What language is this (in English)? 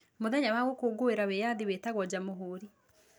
Kikuyu